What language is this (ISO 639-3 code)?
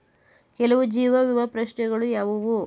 kan